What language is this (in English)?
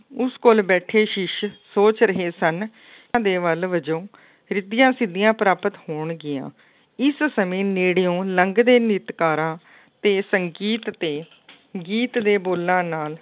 Punjabi